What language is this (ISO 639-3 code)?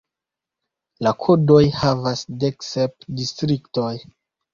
epo